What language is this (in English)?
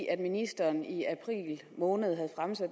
Danish